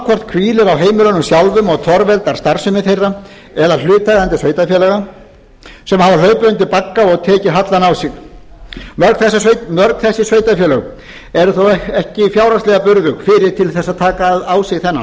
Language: Icelandic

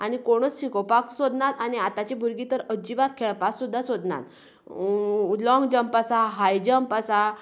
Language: Konkani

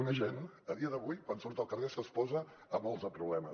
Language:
Catalan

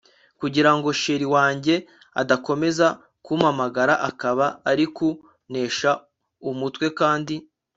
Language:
Kinyarwanda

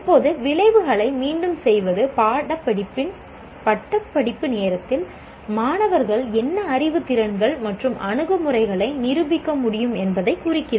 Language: Tamil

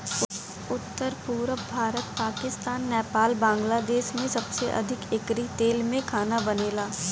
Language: Bhojpuri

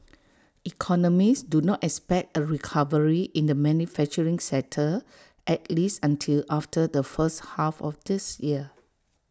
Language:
English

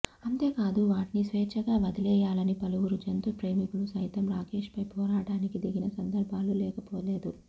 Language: Telugu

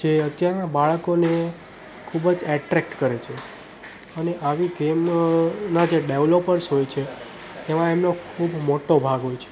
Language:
Gujarati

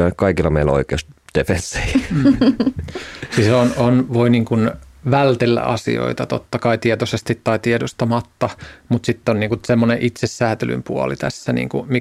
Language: Finnish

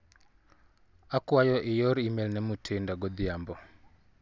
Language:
Luo (Kenya and Tanzania)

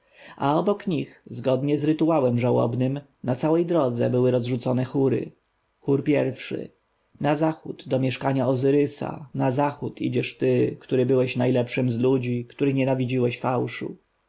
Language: Polish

